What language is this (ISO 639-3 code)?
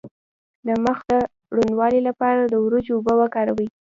pus